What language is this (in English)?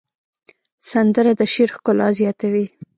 Pashto